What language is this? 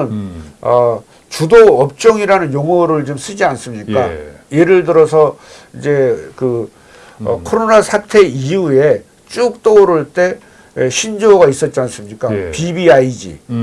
Korean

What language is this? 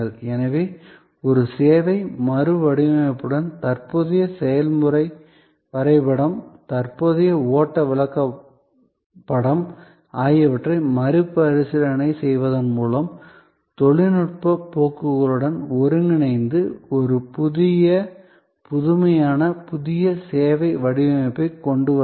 Tamil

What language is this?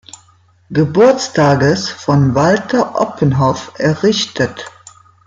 German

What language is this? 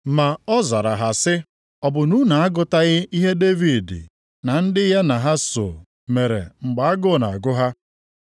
Igbo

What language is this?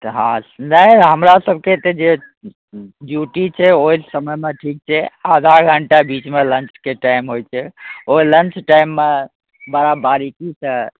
Maithili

